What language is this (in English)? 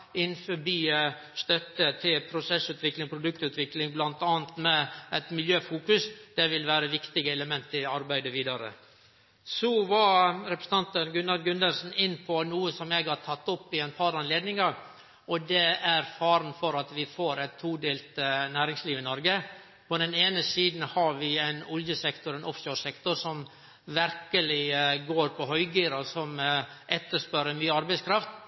Norwegian Nynorsk